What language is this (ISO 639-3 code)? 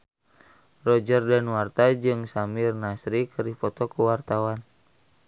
sun